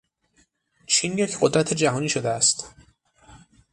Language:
Persian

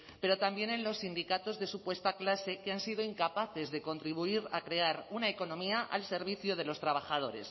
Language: Spanish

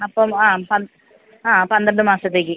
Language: Malayalam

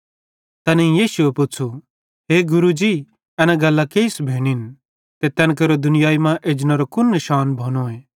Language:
Bhadrawahi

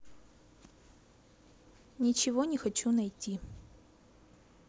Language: Russian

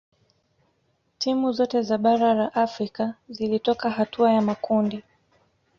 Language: Swahili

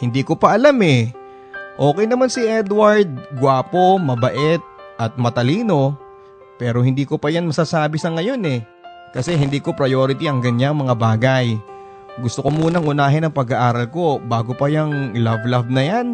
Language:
Filipino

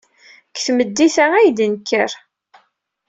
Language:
Kabyle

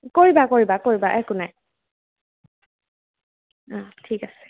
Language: Assamese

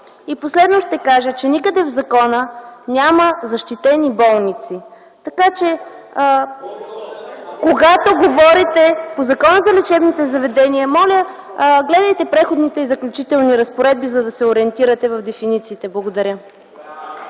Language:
Bulgarian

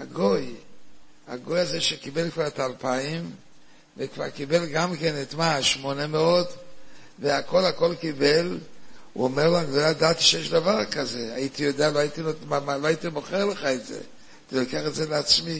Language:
Hebrew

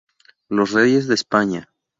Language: Spanish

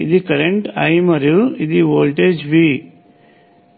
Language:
Telugu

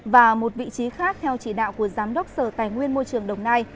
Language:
Vietnamese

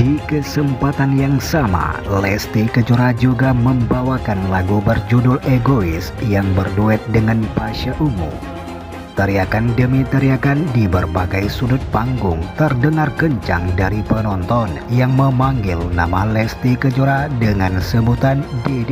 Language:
Indonesian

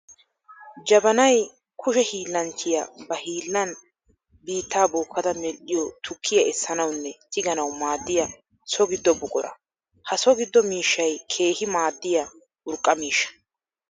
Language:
Wolaytta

